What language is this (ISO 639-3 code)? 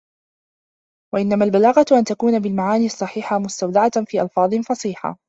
ara